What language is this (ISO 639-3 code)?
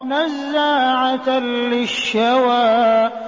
ara